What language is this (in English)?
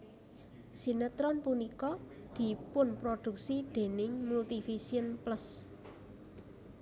Javanese